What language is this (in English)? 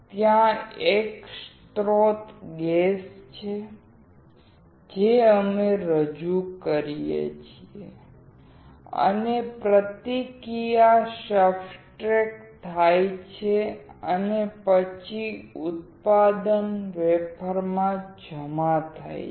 Gujarati